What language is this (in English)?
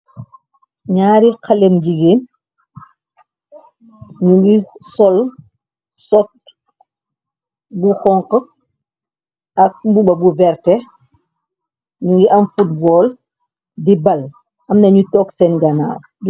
Wolof